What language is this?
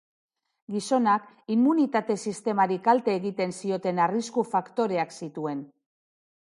Basque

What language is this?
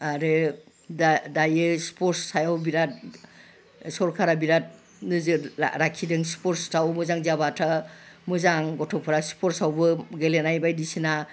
Bodo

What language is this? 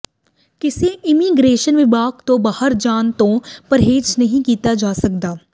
Punjabi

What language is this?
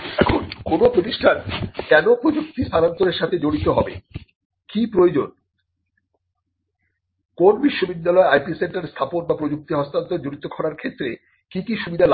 Bangla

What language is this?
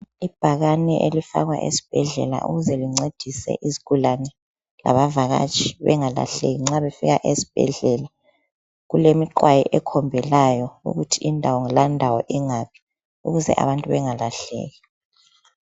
North Ndebele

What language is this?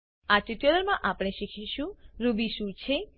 Gujarati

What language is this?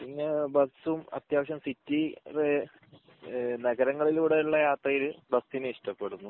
Malayalam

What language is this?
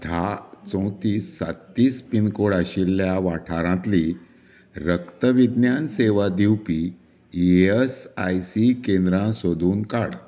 Konkani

